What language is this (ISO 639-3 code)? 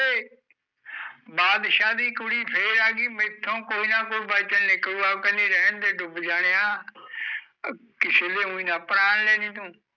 pan